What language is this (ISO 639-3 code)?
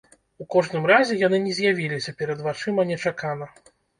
bel